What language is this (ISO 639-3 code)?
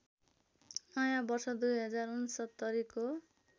nep